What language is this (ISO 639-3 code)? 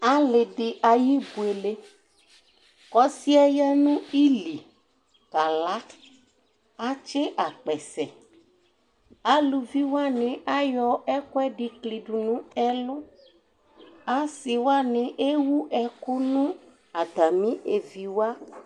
kpo